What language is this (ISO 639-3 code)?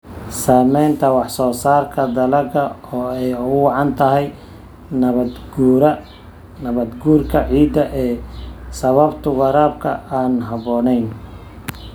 som